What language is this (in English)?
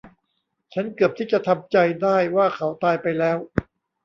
Thai